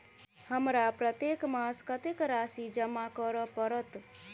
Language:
Maithili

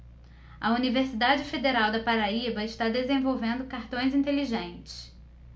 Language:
Portuguese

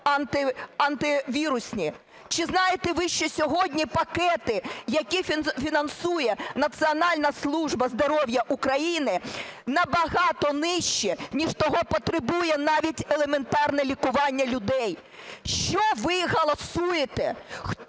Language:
Ukrainian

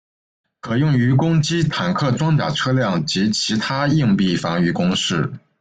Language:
Chinese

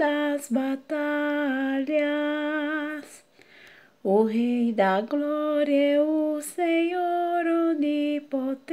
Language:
Portuguese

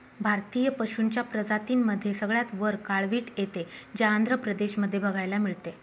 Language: Marathi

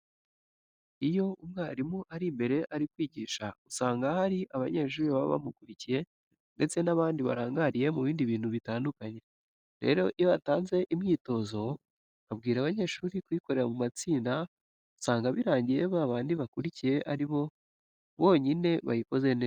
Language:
Kinyarwanda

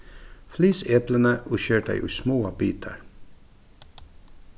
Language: Faroese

